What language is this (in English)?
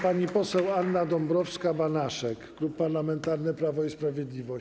Polish